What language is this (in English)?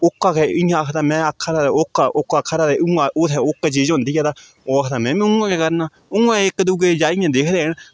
Dogri